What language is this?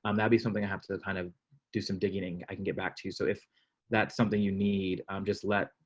English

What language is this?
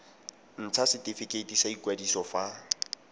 Tswana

